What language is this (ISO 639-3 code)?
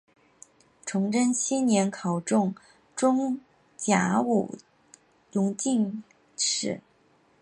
zho